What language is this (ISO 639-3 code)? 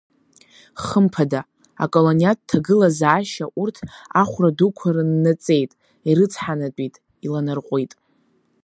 abk